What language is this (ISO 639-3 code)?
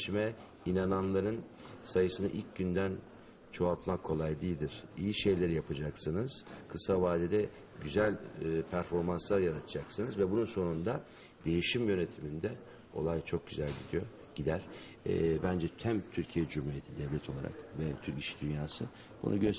tur